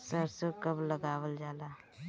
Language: Bhojpuri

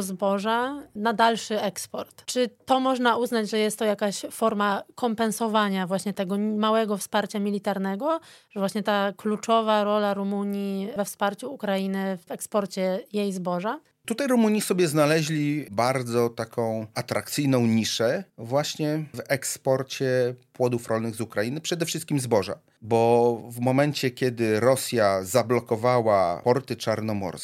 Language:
Polish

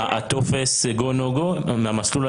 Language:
Hebrew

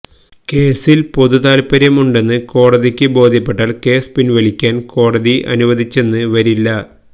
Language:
Malayalam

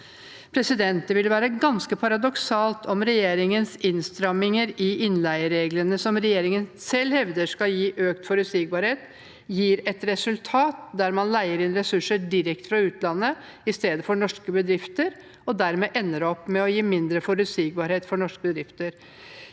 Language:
Norwegian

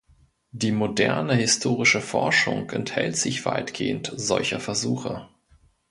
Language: German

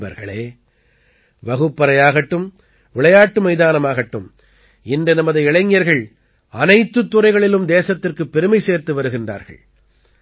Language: Tamil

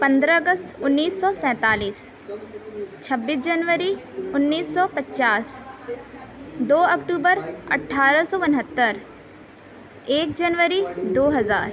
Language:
Urdu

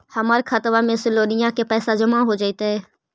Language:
Magahi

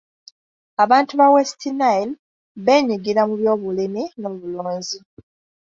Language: Ganda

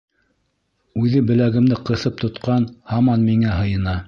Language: Bashkir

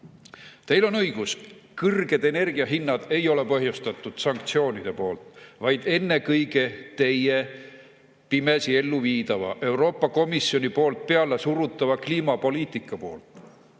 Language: Estonian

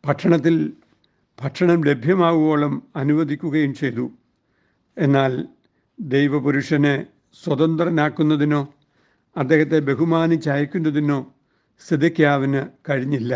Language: Malayalam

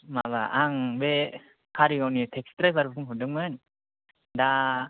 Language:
Bodo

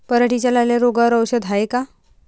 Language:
Marathi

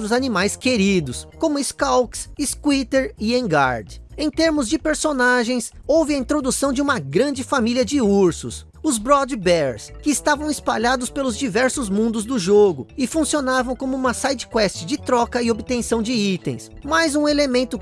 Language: Portuguese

